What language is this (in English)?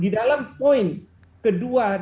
Indonesian